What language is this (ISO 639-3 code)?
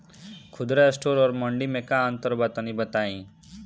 bho